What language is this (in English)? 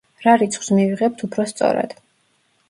Georgian